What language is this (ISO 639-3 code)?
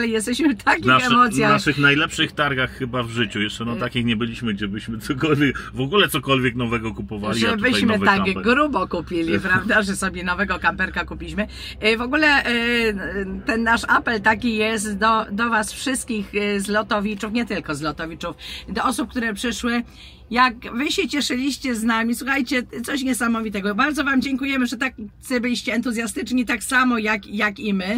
pol